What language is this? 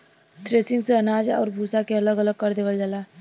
Bhojpuri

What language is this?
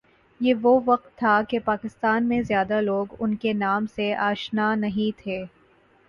Urdu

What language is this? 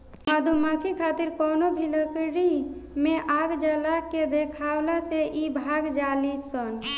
Bhojpuri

